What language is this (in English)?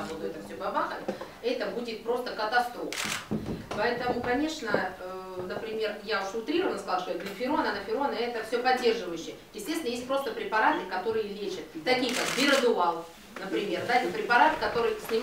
Russian